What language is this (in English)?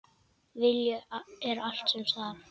Icelandic